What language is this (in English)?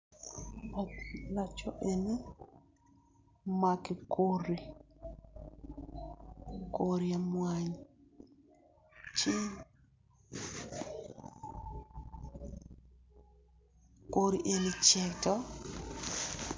Acoli